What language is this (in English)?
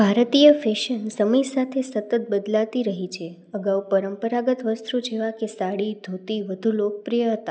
Gujarati